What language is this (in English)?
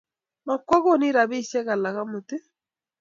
Kalenjin